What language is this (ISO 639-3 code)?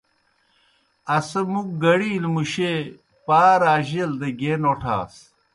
plk